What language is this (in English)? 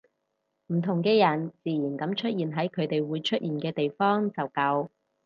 Cantonese